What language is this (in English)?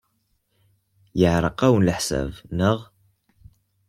Kabyle